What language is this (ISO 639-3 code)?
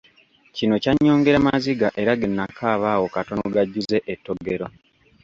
lug